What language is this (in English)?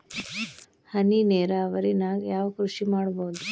Kannada